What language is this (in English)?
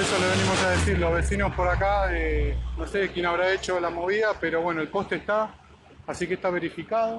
Spanish